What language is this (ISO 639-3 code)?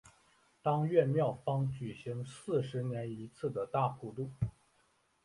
zho